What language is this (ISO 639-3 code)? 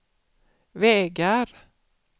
swe